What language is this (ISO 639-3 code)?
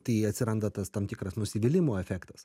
lit